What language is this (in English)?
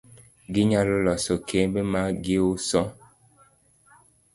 Luo (Kenya and Tanzania)